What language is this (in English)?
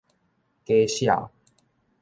Min Nan Chinese